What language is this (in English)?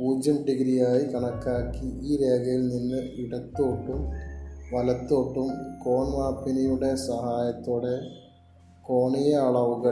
Malayalam